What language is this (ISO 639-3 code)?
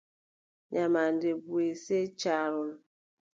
fub